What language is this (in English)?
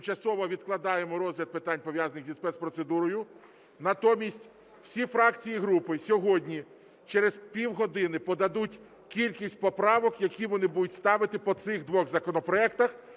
Ukrainian